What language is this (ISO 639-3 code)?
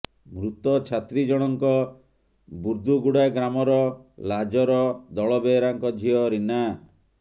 ori